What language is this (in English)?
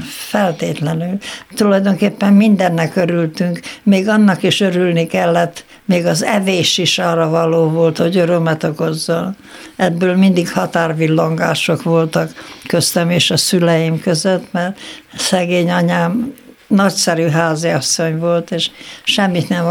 Hungarian